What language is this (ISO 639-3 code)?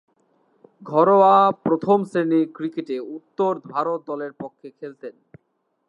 ben